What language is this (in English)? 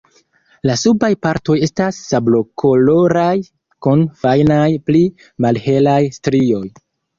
Esperanto